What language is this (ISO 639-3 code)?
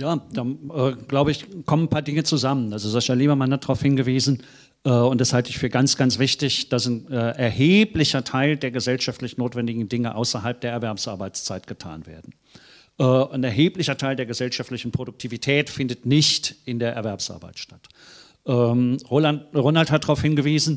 deu